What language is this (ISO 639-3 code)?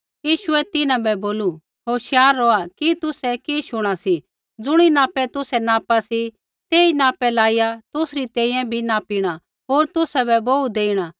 kfx